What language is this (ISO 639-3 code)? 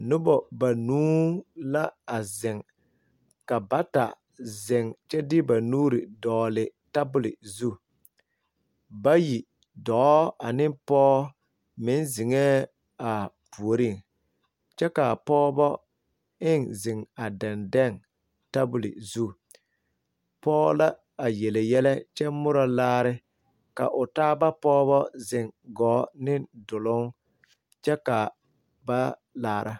dga